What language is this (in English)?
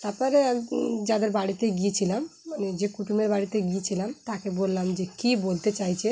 Bangla